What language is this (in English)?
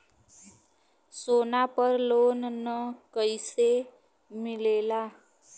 Bhojpuri